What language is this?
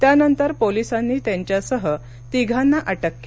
Marathi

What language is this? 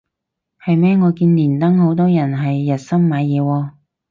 Cantonese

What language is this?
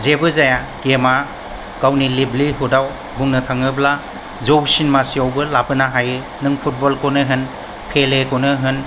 Bodo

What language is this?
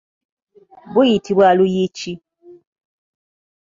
Ganda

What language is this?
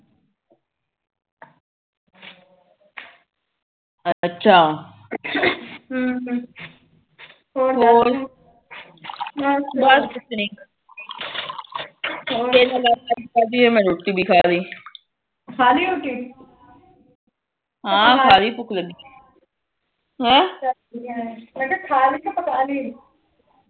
Punjabi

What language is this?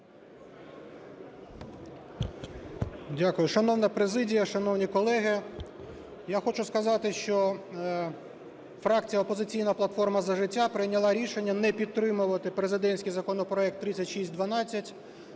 Ukrainian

